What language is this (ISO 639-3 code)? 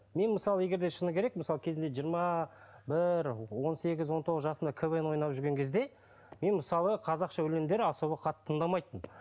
kaz